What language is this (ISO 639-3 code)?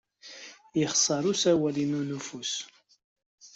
kab